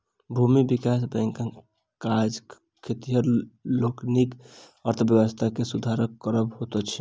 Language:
Maithili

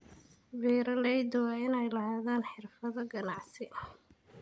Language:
Somali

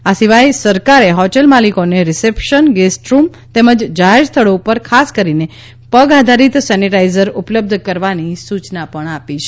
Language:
Gujarati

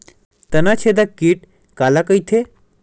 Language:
Chhattisgarhi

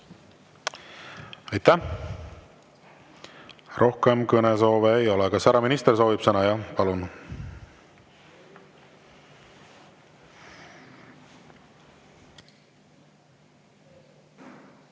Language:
Estonian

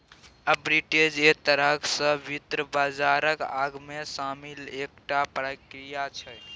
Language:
Maithili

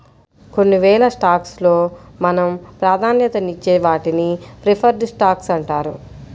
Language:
Telugu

